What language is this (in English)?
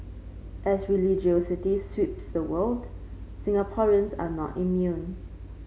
English